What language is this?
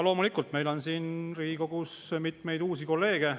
Estonian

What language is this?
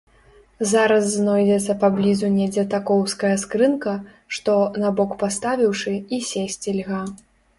Belarusian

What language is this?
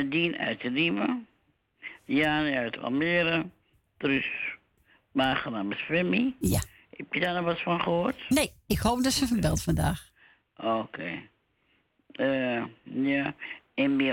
Dutch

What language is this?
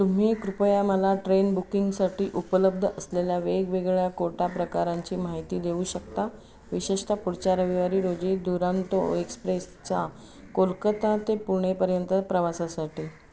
Marathi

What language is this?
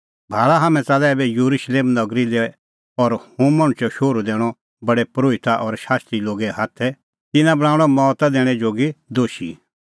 Kullu Pahari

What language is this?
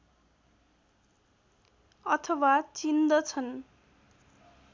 Nepali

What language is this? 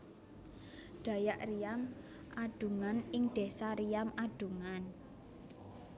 Javanese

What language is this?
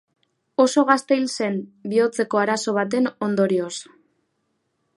Basque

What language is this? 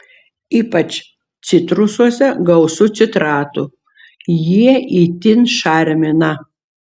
Lithuanian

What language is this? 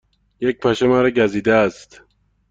Persian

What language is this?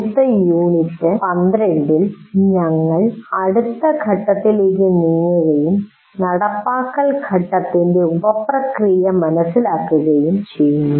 Malayalam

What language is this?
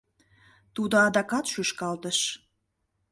Mari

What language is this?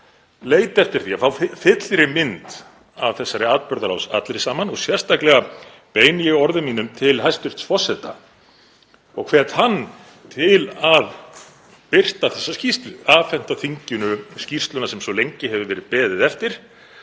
Icelandic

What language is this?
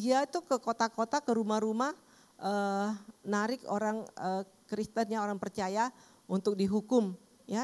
Indonesian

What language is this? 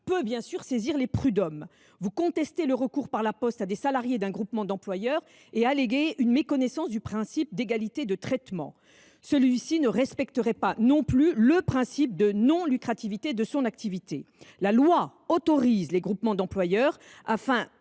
French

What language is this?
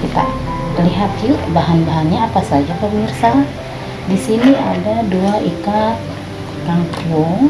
Indonesian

